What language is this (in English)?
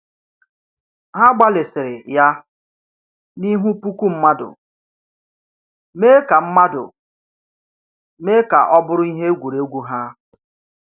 Igbo